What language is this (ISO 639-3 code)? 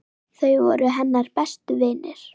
isl